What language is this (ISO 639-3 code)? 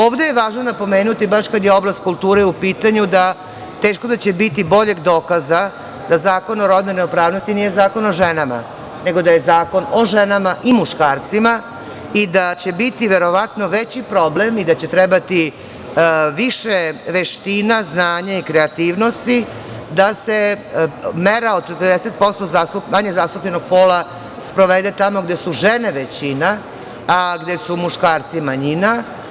srp